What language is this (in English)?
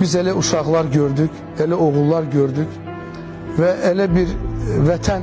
Turkish